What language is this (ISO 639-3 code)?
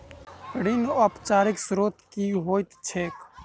mai